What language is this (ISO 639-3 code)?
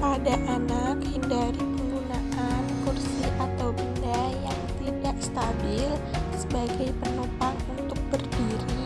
ind